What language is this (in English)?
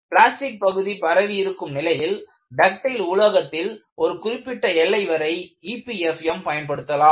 Tamil